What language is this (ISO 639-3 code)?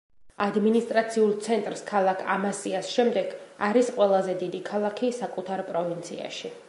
kat